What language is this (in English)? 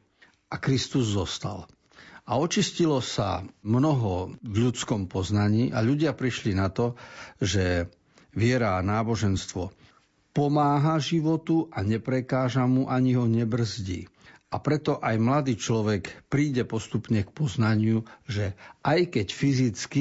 Slovak